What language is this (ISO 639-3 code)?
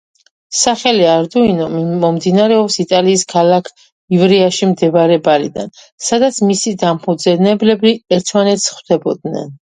kat